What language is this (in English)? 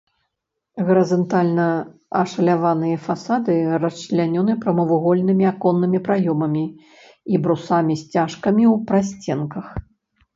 Belarusian